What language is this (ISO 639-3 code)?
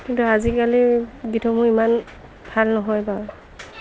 asm